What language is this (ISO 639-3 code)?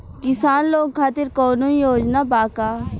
bho